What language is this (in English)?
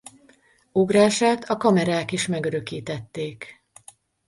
Hungarian